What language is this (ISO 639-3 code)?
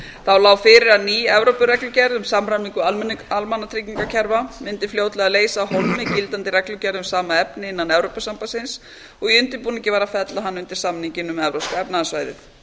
isl